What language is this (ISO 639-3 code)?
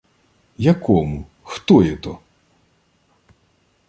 ukr